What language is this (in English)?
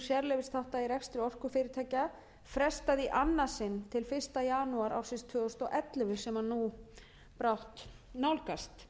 Icelandic